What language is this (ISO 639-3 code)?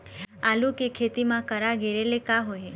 hne